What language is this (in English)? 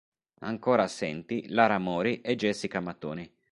Italian